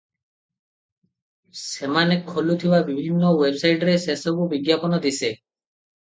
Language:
Odia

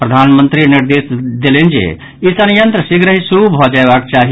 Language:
Maithili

